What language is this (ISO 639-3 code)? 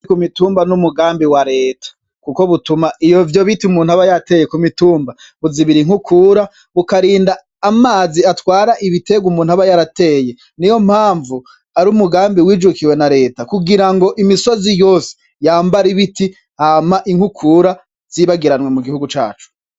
run